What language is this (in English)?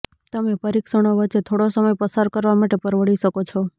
Gujarati